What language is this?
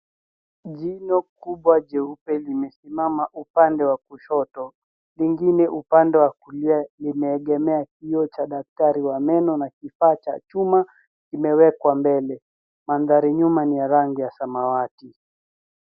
Swahili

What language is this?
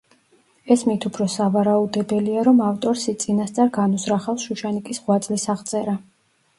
Georgian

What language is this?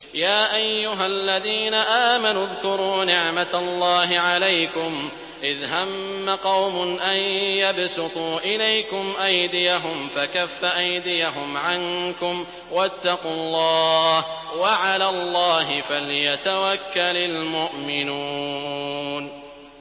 Arabic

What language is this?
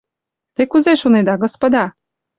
Mari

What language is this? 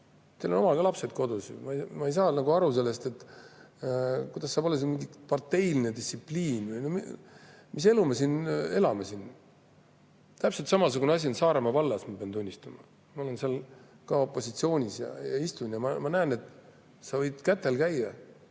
Estonian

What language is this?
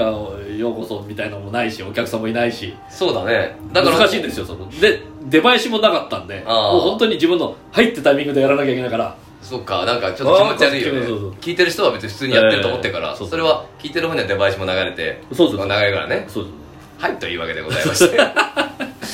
Japanese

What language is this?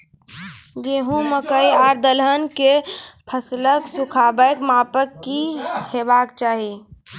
Maithili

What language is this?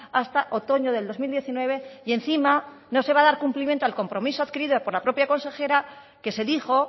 Spanish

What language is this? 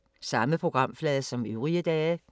Danish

